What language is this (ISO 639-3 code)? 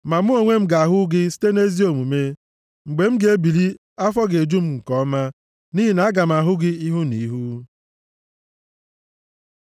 ibo